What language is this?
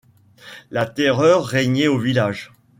French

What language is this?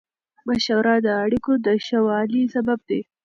Pashto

